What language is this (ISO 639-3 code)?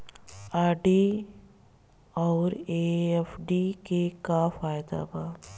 bho